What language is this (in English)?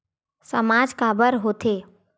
Chhattisgarhi